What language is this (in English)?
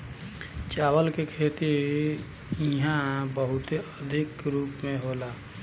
Bhojpuri